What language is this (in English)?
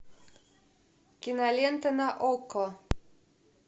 Russian